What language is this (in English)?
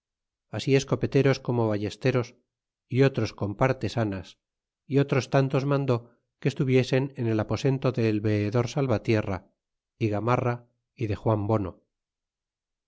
Spanish